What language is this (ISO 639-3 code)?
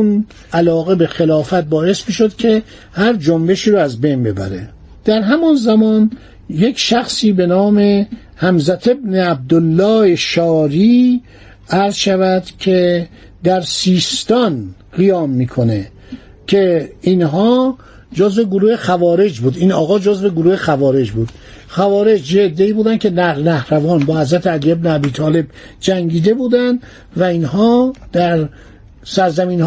fas